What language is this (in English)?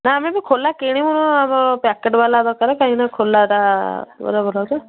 Odia